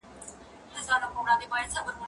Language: Pashto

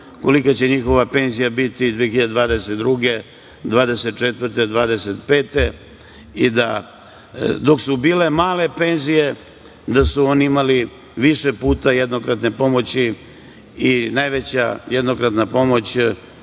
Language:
Serbian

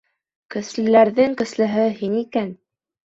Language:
Bashkir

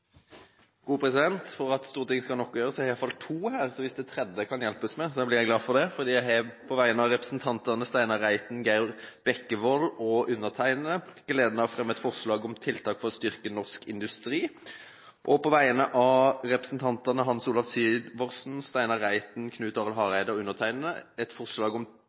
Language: Norwegian Bokmål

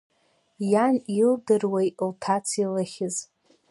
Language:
Abkhazian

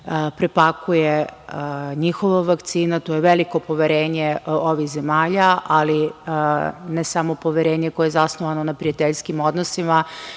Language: Serbian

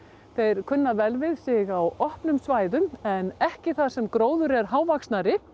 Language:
Icelandic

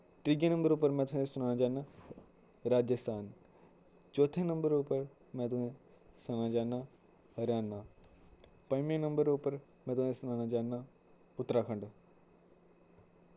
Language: Dogri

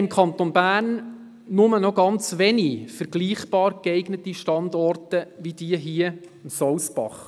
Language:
Swiss German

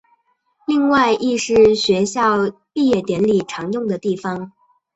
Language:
Chinese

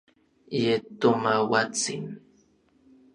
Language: Orizaba Nahuatl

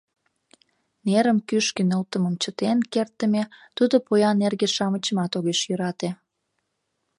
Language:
Mari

